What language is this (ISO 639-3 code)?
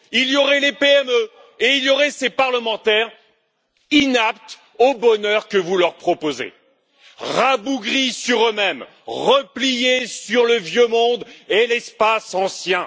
fra